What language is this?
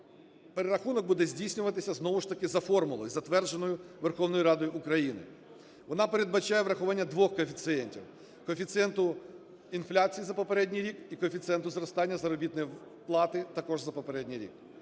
Ukrainian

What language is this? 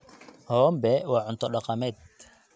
Somali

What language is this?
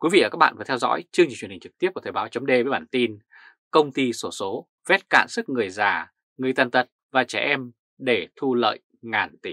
Vietnamese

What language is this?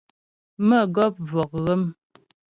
Ghomala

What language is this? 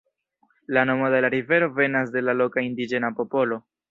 Esperanto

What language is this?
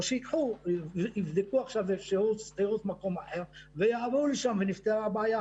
Hebrew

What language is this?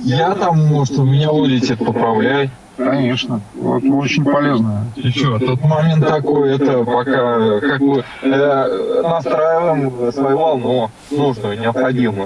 Russian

